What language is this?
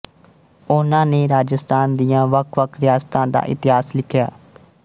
Punjabi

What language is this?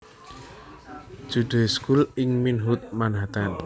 Javanese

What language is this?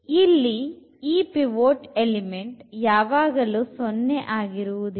Kannada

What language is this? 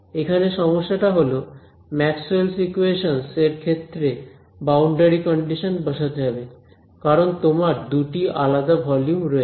Bangla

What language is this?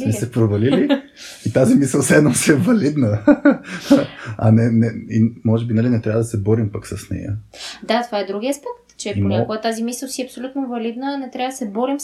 Bulgarian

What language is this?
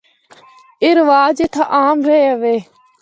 Northern Hindko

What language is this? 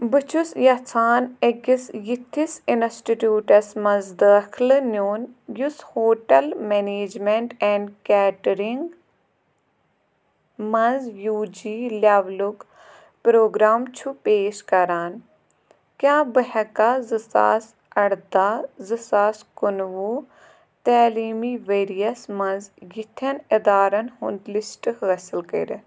Kashmiri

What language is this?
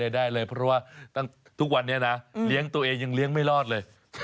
Thai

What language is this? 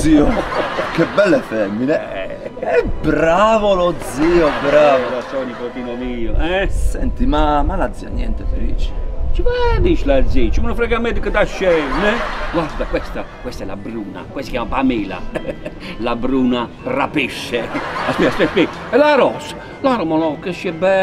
Italian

